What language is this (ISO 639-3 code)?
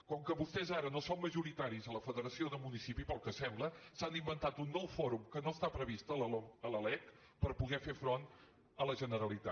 cat